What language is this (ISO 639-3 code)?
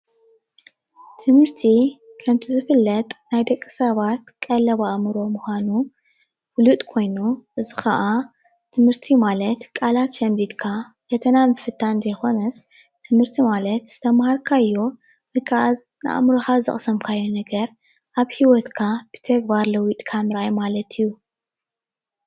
tir